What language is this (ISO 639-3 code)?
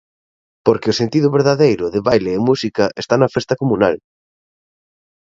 glg